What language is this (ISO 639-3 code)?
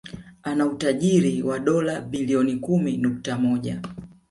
swa